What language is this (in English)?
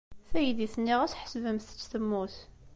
Kabyle